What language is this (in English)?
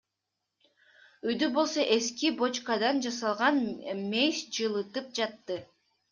Kyrgyz